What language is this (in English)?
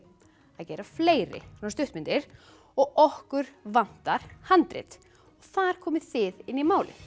Icelandic